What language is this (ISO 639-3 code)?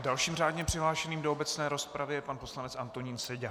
ces